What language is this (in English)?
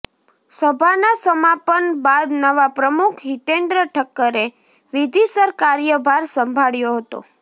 Gujarati